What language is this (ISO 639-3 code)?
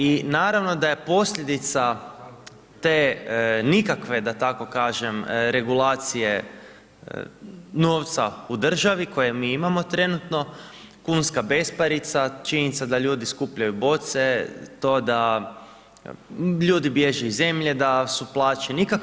hrv